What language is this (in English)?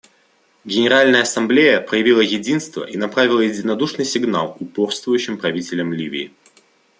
Russian